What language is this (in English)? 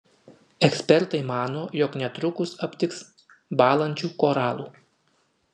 Lithuanian